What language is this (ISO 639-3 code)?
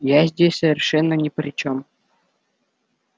rus